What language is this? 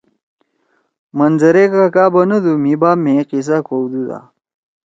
Torwali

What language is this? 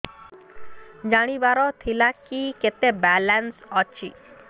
Odia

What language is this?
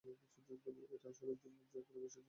Bangla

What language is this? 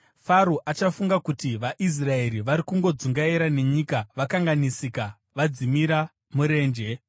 Shona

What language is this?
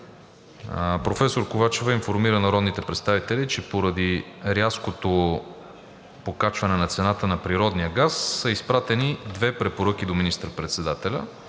Bulgarian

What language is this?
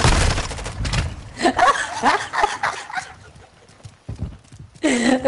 French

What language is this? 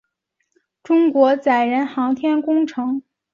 Chinese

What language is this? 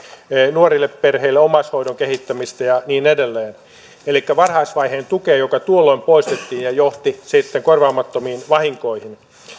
Finnish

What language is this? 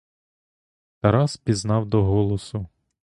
Ukrainian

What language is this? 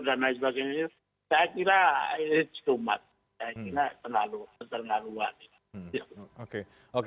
Indonesian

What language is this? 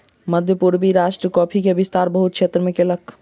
Maithili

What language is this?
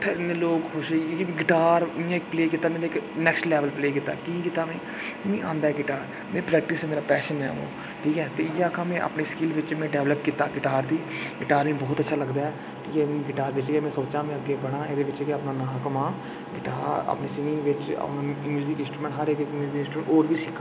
Dogri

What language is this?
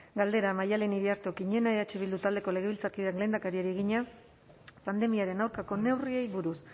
Basque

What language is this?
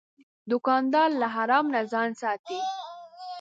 Pashto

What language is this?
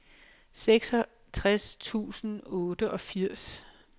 Danish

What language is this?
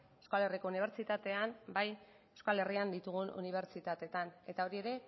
Basque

